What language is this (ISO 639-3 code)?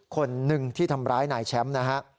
tha